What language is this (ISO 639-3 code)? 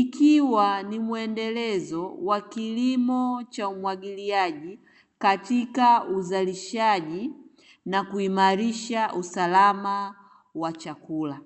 swa